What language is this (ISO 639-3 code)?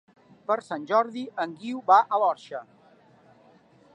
cat